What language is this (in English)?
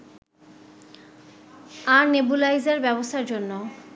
Bangla